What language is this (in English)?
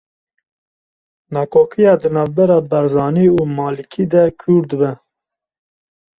Kurdish